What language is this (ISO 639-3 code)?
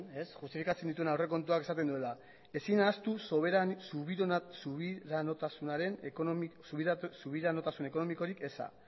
eus